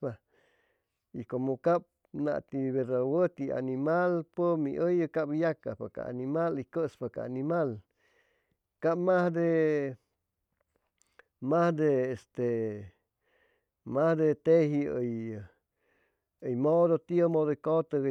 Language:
Chimalapa Zoque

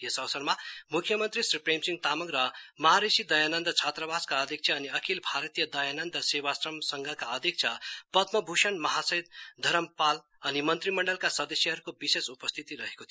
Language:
Nepali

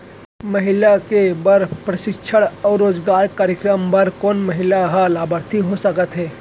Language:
Chhattisgarhi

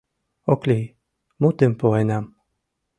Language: Mari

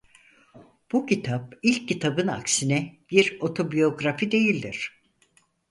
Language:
Turkish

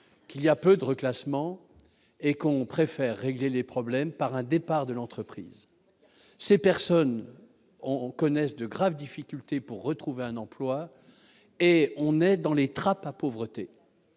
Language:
French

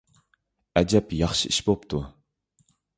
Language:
Uyghur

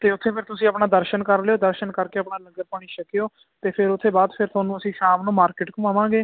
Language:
Punjabi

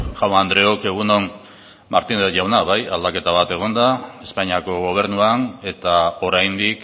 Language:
Basque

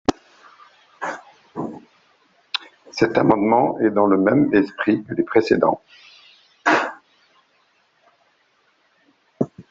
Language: French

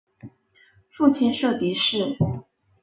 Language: Chinese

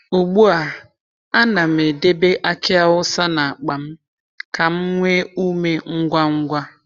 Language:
Igbo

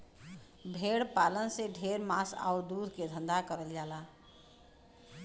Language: Bhojpuri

